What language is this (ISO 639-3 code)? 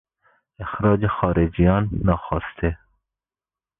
fas